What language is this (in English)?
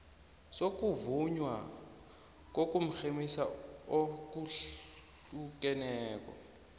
South Ndebele